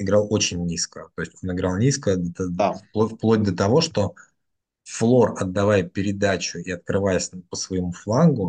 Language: Russian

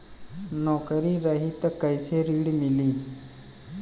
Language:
Bhojpuri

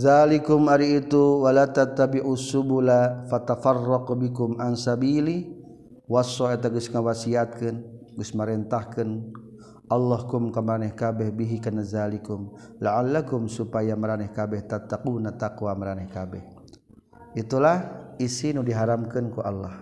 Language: Malay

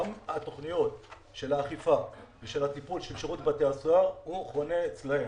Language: Hebrew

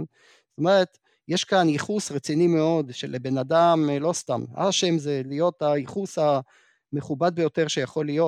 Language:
Hebrew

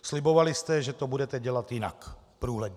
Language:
Czech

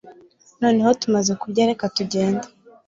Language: Kinyarwanda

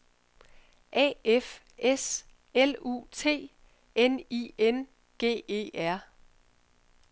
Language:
Danish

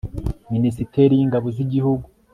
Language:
Kinyarwanda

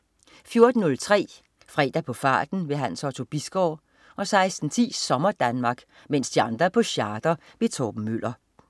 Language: Danish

